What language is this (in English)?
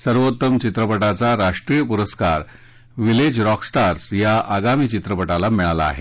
Marathi